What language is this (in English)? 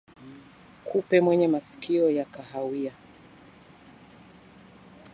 Swahili